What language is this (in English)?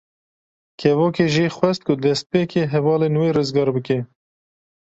Kurdish